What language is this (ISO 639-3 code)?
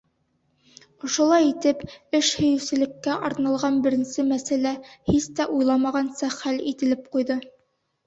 bak